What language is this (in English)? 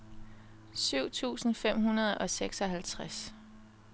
Danish